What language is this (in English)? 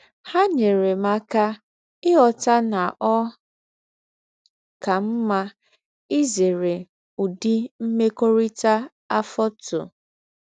Igbo